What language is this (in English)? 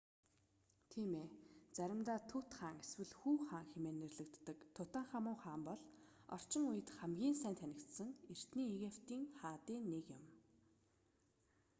Mongolian